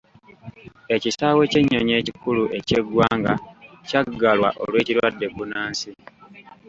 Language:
Ganda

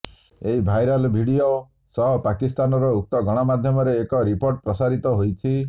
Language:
Odia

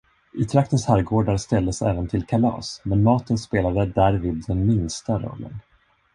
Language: Swedish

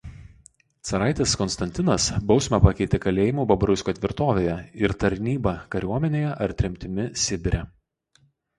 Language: Lithuanian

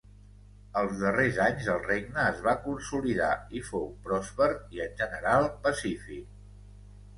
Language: Catalan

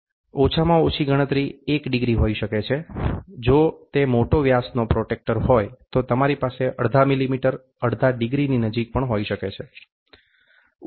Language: Gujarati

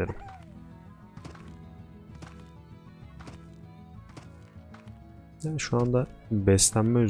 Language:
Turkish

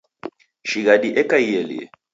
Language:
Taita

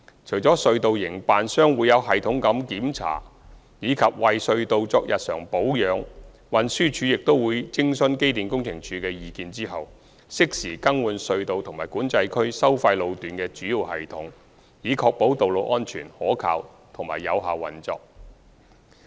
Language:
Cantonese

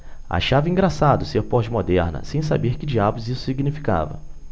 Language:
Portuguese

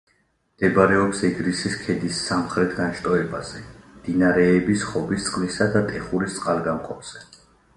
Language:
Georgian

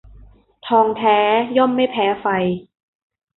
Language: Thai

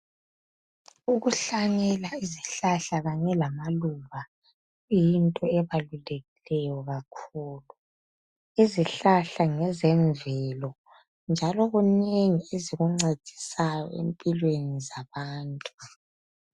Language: North Ndebele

